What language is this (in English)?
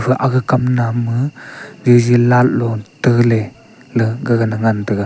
Wancho Naga